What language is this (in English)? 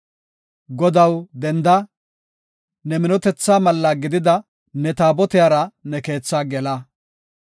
Gofa